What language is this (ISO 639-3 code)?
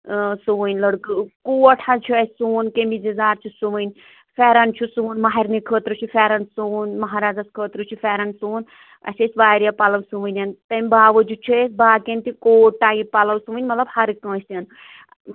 kas